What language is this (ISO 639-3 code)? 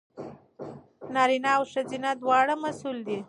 pus